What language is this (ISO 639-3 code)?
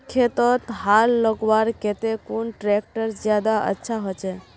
mag